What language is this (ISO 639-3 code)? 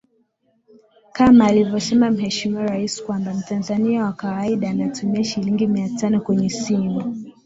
swa